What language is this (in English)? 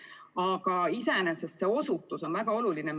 Estonian